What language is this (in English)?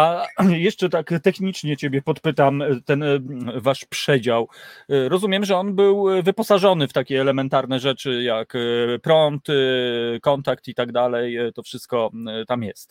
Polish